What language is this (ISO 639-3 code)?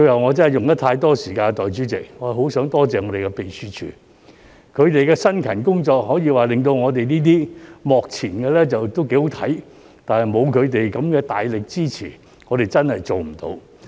yue